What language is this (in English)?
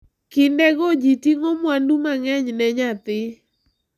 Luo (Kenya and Tanzania)